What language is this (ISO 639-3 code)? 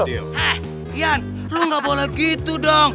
ind